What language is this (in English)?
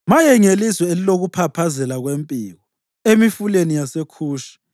North Ndebele